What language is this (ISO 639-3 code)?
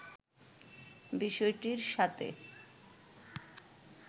ben